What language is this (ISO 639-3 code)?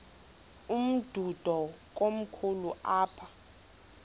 xho